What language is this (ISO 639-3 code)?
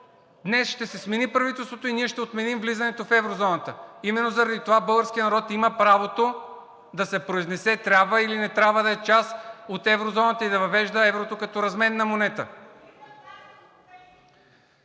bul